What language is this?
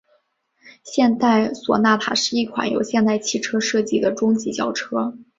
Chinese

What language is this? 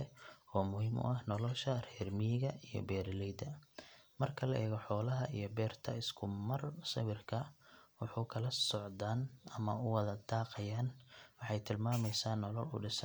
Somali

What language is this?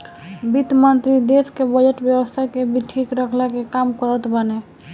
Bhojpuri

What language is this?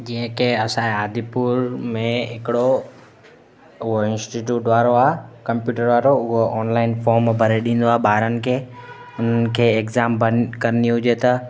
Sindhi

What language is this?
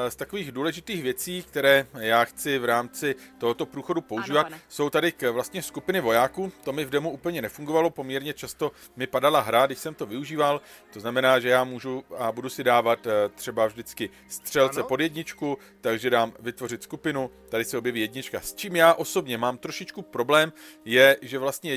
Czech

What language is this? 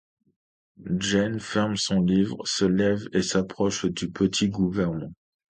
French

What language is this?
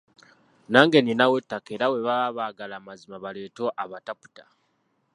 Ganda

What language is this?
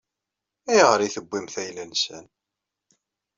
Kabyle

